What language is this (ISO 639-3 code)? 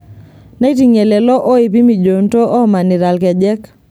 mas